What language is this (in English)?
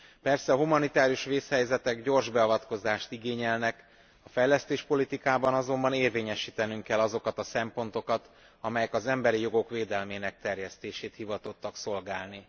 Hungarian